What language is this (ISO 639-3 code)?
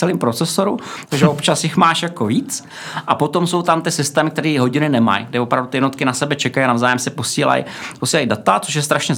ces